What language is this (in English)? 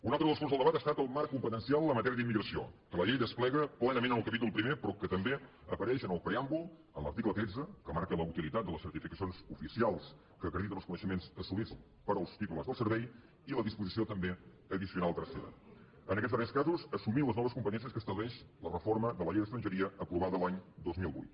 Catalan